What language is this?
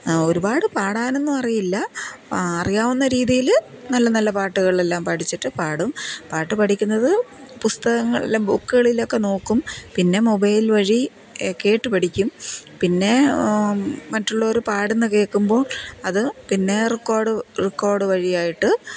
Malayalam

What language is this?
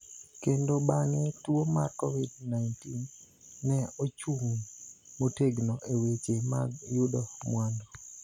Luo (Kenya and Tanzania)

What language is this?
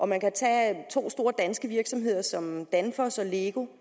Danish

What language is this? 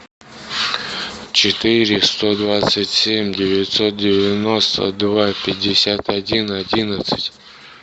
Russian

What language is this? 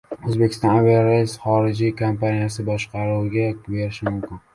Uzbek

